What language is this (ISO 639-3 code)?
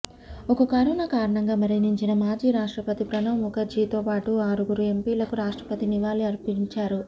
tel